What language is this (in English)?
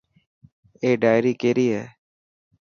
Dhatki